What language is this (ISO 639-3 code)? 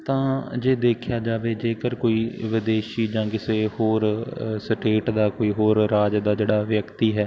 pan